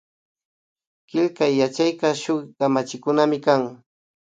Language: Imbabura Highland Quichua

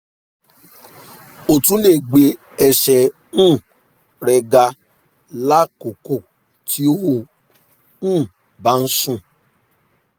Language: Yoruba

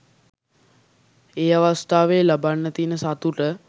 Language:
Sinhala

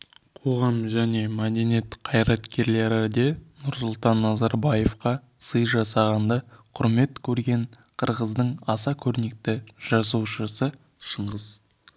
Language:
Kazakh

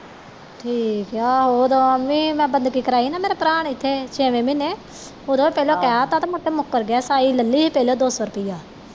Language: Punjabi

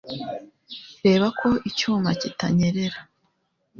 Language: Kinyarwanda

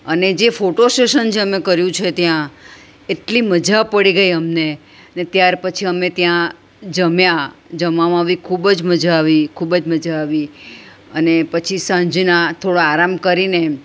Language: Gujarati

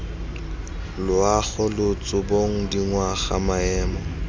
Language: Tswana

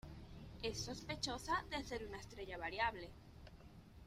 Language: Spanish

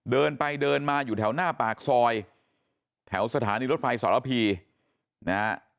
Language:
Thai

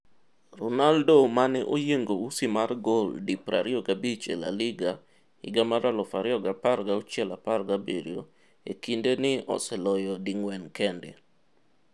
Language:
Luo (Kenya and Tanzania)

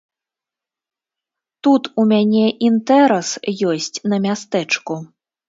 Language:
Belarusian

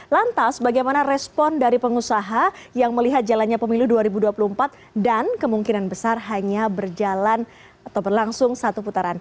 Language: Indonesian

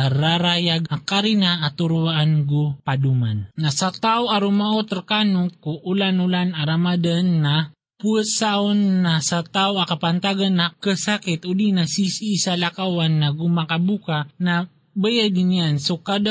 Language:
Filipino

